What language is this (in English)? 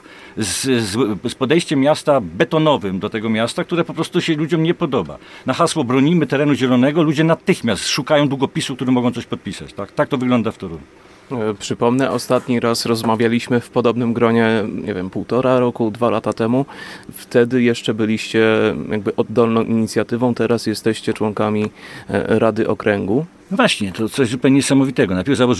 Polish